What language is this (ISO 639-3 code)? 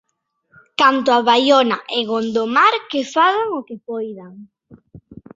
glg